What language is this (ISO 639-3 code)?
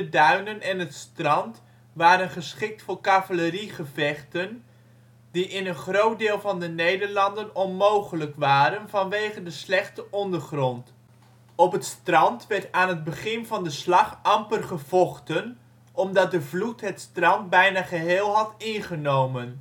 nld